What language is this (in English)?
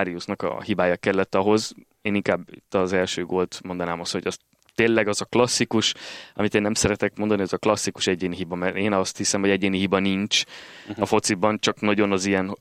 Hungarian